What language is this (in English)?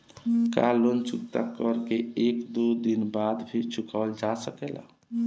Bhojpuri